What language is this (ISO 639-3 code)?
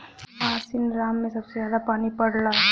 bho